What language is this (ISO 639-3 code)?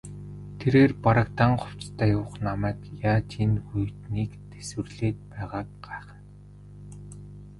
mon